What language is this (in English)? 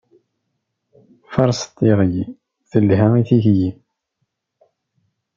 Kabyle